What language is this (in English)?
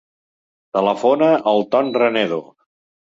Catalan